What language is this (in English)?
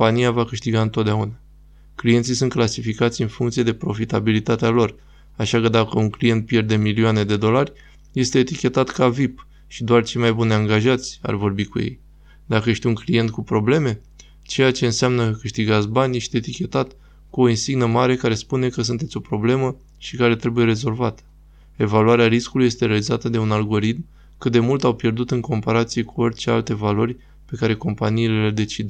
Romanian